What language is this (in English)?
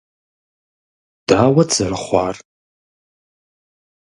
Kabardian